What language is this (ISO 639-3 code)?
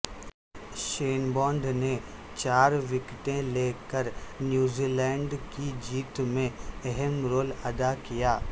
urd